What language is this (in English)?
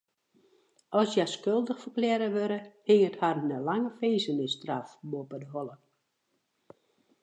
Western Frisian